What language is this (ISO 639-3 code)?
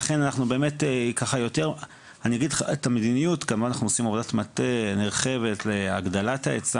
heb